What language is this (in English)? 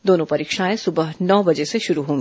Hindi